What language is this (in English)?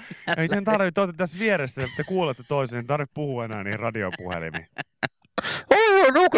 Finnish